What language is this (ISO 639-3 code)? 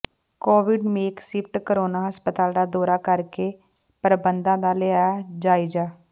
pan